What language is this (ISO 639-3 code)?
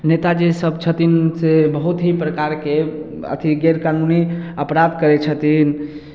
mai